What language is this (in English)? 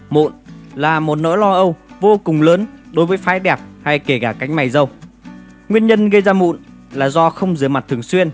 Vietnamese